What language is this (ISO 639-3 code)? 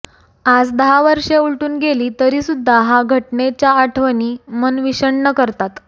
mar